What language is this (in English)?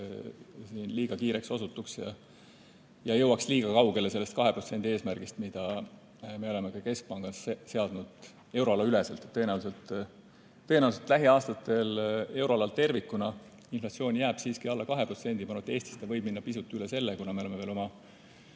Estonian